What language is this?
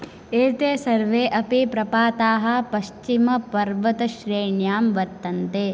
Sanskrit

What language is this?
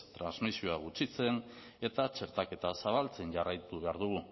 Basque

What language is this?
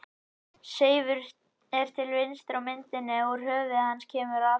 Icelandic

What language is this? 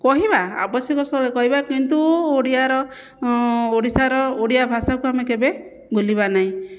Odia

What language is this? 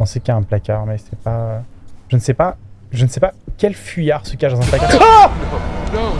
French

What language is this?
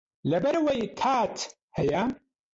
Central Kurdish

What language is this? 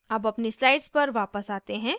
Hindi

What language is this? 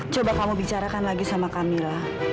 Indonesian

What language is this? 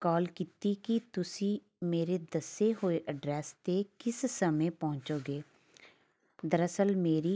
Punjabi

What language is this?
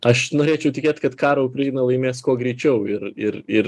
Lithuanian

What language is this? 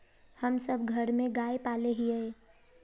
Magahi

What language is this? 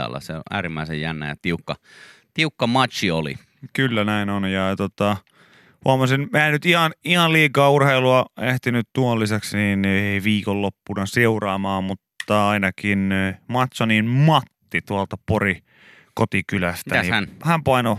Finnish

